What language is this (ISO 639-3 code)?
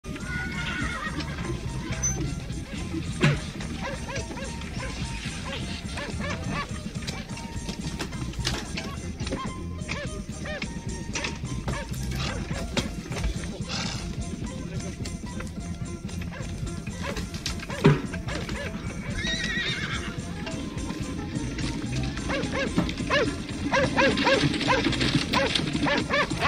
ron